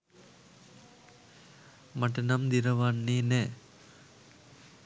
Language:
Sinhala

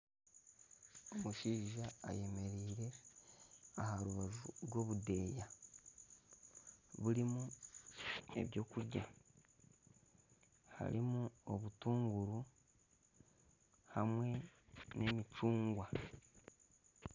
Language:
Nyankole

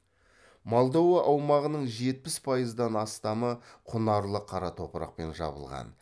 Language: Kazakh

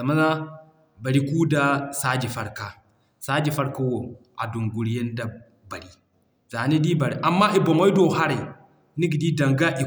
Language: Zarma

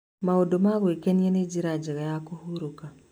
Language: Kikuyu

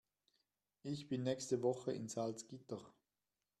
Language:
German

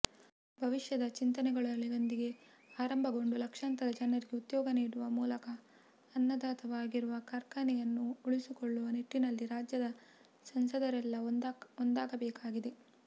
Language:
Kannada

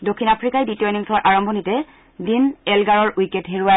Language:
Assamese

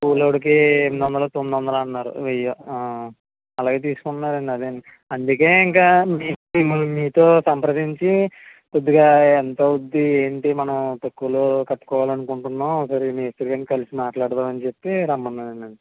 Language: Telugu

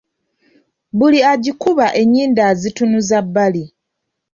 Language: Ganda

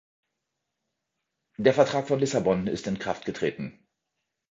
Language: German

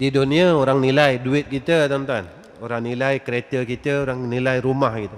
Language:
Malay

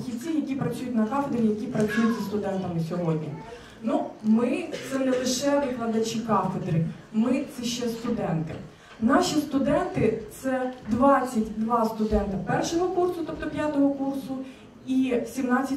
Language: Ukrainian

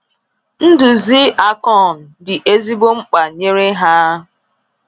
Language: Igbo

